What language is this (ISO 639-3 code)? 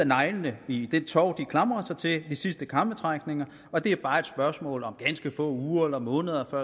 dan